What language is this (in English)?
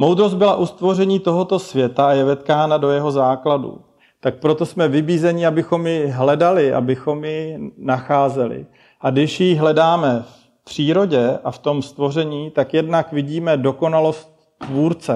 Czech